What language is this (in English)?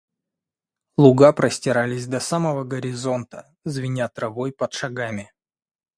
Russian